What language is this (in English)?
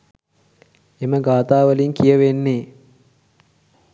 Sinhala